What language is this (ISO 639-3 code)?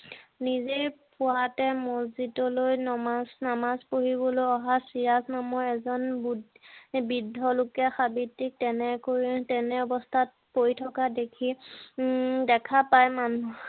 asm